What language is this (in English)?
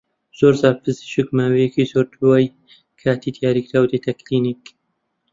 Central Kurdish